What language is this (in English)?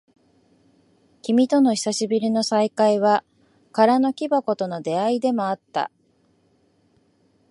Japanese